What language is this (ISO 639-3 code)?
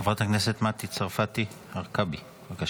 heb